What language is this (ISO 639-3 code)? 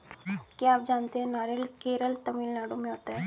hin